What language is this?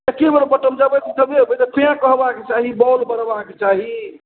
Maithili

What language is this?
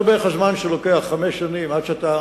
Hebrew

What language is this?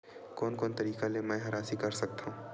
Chhattisgarhi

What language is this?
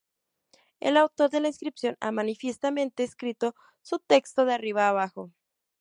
Spanish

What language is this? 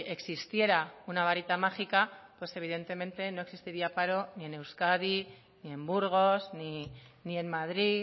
Spanish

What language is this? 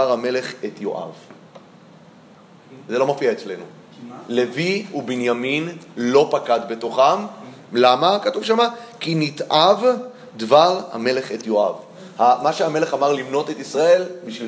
Hebrew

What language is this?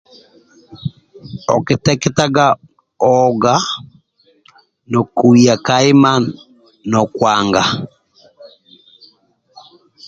Amba (Uganda)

